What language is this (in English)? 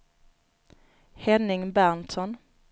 Swedish